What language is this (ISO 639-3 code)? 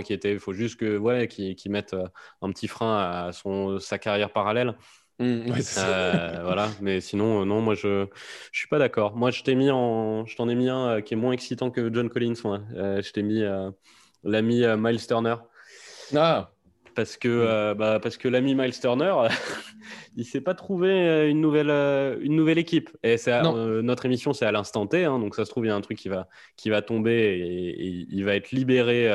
fra